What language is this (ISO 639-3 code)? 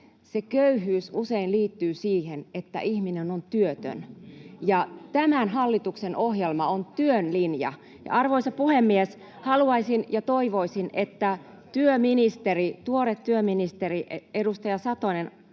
fin